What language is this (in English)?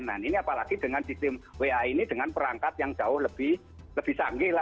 Indonesian